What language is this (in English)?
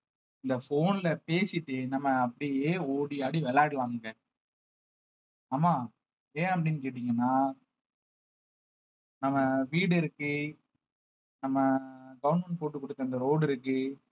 Tamil